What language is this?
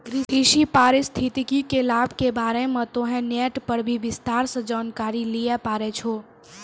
Maithili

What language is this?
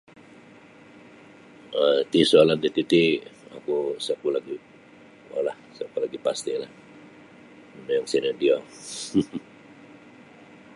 Sabah Bisaya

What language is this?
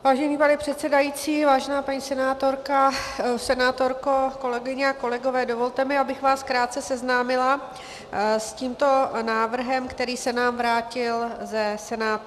Czech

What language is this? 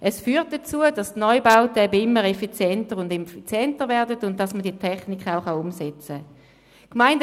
Swiss German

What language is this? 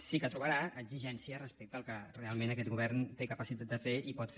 Catalan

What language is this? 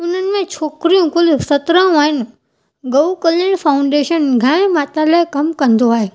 Sindhi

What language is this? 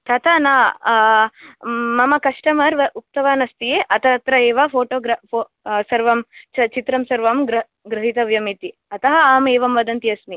Sanskrit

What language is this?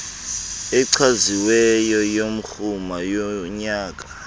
Xhosa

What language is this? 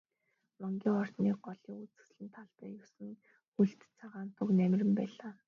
Mongolian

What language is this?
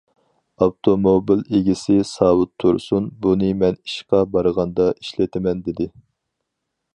Uyghur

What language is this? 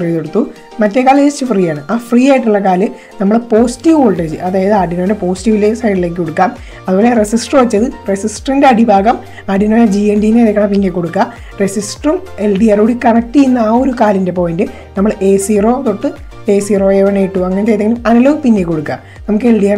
Malayalam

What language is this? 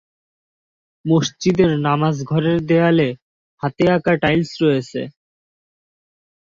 Bangla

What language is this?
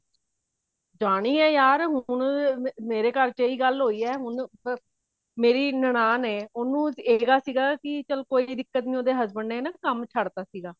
Punjabi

